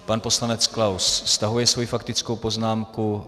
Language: Czech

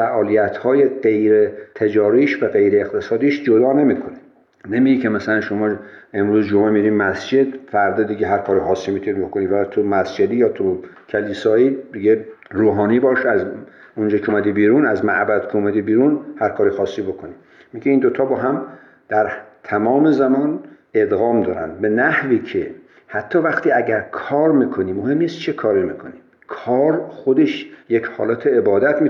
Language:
Persian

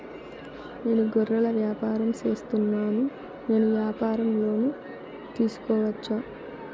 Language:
Telugu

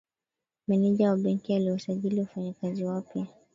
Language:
Swahili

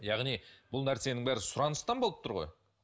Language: Kazakh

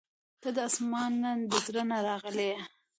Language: Pashto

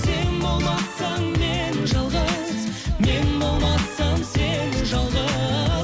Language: Kazakh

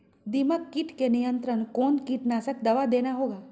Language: Magahi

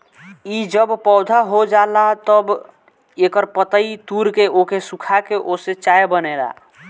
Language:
Bhojpuri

